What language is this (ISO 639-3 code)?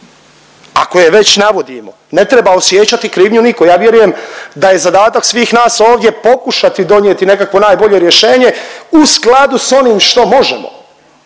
hrv